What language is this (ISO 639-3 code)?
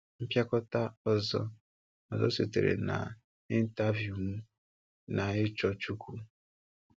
ibo